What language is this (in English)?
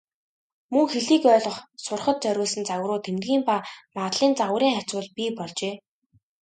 Mongolian